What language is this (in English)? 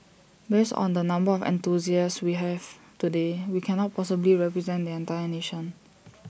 English